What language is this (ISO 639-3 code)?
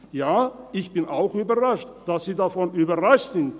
gsw